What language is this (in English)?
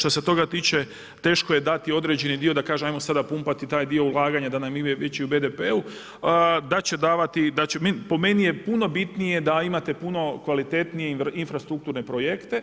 Croatian